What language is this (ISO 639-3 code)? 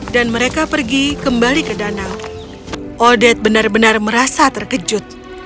ind